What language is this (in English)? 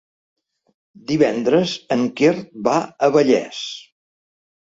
Catalan